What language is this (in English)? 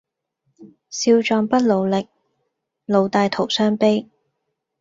Cantonese